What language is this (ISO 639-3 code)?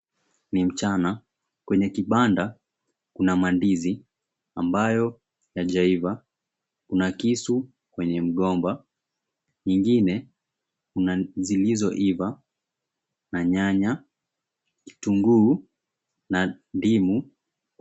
swa